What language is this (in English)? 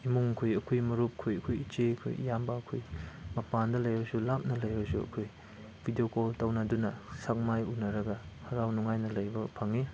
Manipuri